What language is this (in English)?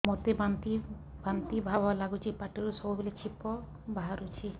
Odia